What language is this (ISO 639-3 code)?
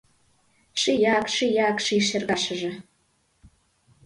chm